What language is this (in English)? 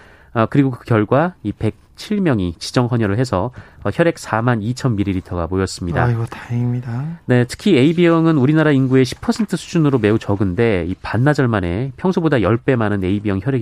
Korean